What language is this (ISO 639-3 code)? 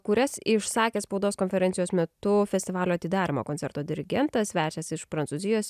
lit